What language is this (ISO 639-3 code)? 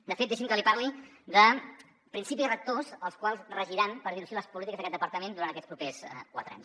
cat